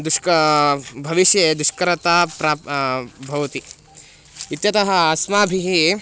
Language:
Sanskrit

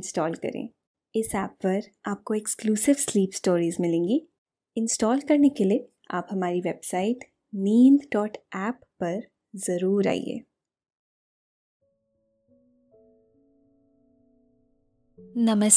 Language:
Hindi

